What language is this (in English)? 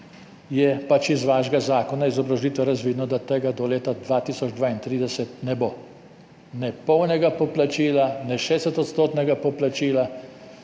Slovenian